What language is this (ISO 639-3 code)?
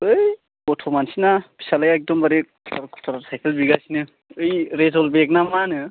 brx